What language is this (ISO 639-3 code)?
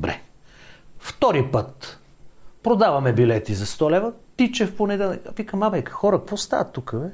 bul